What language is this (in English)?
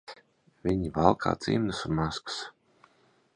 Latvian